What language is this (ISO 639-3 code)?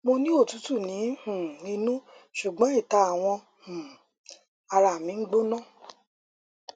yor